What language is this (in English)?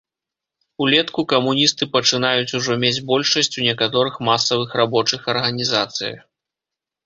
Belarusian